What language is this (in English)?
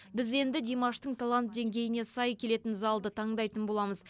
Kazakh